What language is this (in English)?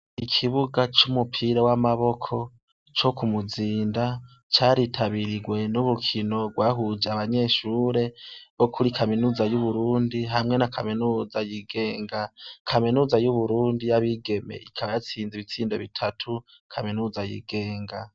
Rundi